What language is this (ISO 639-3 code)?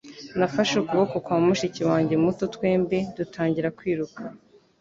kin